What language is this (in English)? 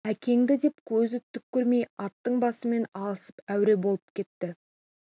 Kazakh